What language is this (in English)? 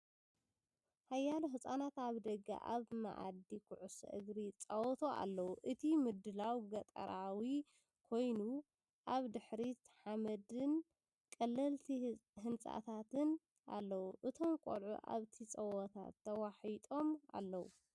Tigrinya